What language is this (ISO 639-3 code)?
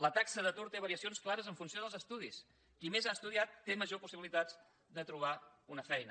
cat